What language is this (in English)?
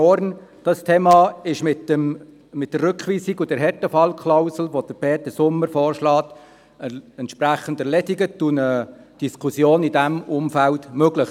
Swiss German